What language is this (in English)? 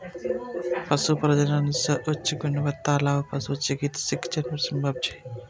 Maithili